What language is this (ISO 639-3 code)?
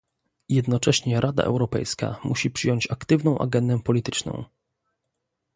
pol